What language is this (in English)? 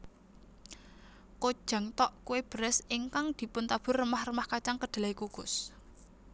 Javanese